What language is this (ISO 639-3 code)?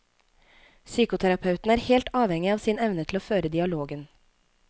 nor